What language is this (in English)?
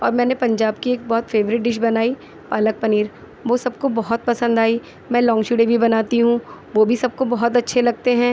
Urdu